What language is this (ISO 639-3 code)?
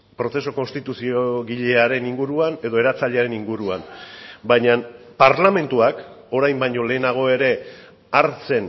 eus